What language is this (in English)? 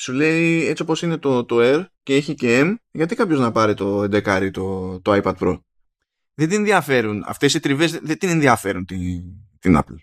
Greek